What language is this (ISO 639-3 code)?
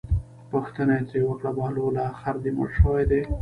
pus